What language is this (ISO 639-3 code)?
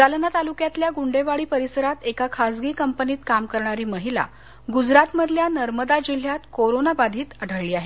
mar